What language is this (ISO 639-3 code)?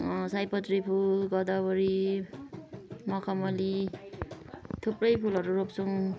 nep